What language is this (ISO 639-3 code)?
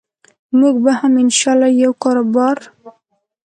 pus